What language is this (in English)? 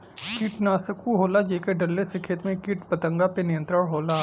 Bhojpuri